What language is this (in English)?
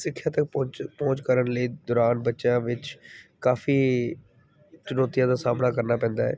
Punjabi